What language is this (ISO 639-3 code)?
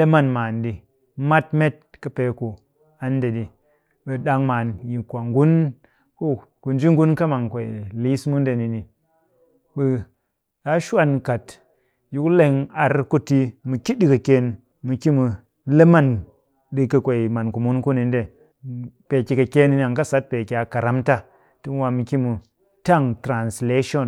cky